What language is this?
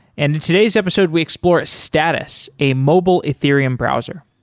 English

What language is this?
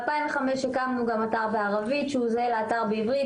Hebrew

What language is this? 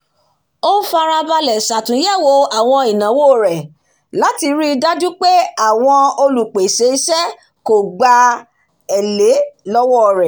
Yoruba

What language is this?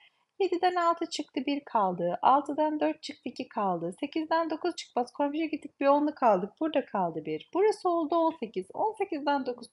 Turkish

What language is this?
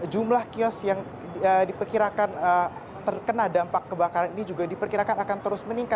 Indonesian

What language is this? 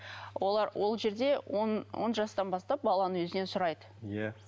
Kazakh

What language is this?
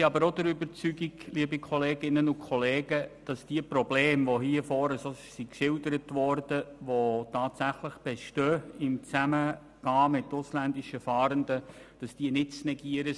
Swiss German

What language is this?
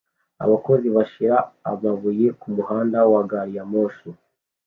Kinyarwanda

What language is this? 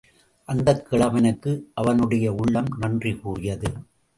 Tamil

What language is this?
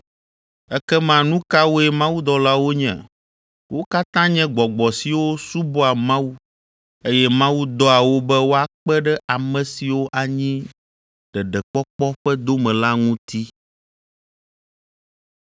Ewe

